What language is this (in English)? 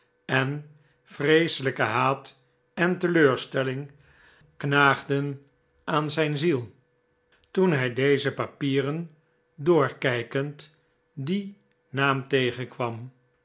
Dutch